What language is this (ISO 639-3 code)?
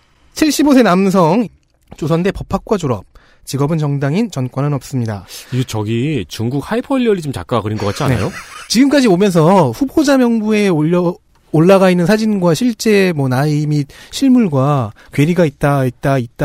kor